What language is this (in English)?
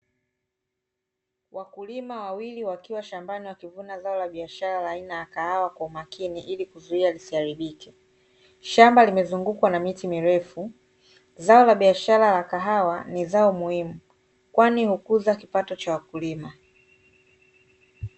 Swahili